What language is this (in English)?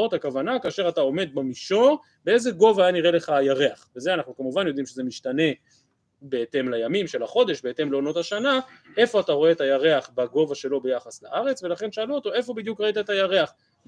Hebrew